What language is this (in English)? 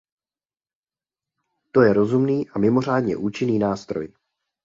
Czech